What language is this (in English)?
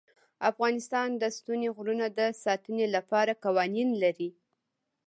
Pashto